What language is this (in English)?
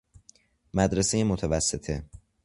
Persian